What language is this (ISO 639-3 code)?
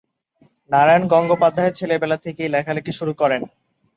ben